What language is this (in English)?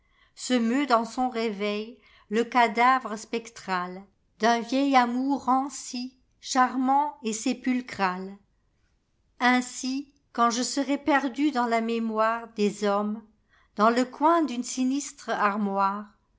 French